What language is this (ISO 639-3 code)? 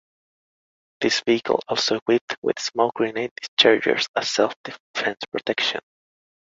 eng